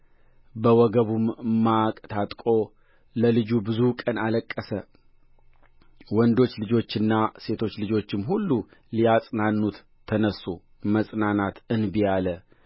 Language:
Amharic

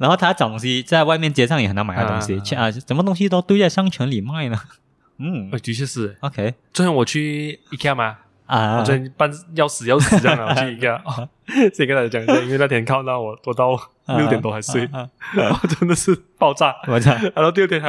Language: Chinese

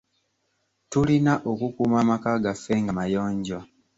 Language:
Ganda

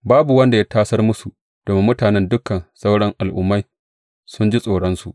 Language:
Hausa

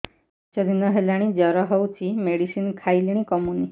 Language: Odia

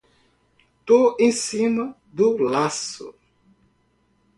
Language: Portuguese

